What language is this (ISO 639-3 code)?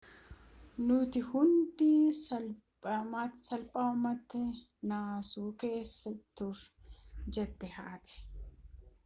orm